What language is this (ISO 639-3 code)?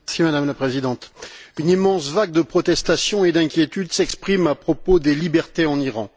fra